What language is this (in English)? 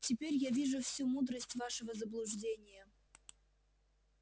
Russian